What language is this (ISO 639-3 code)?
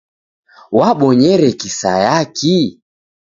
dav